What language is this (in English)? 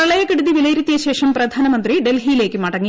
Malayalam